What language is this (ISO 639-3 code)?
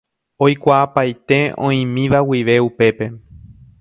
grn